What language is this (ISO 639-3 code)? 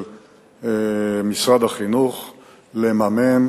heb